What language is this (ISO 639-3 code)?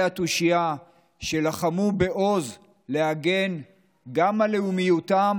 heb